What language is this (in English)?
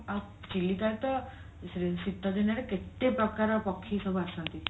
Odia